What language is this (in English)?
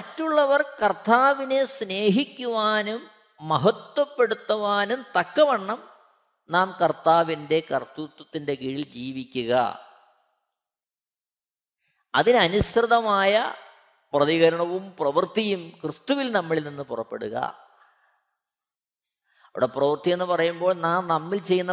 Malayalam